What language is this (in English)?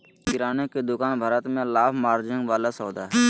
Magahi